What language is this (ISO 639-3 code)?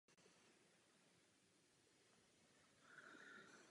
ces